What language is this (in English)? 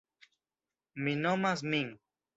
Esperanto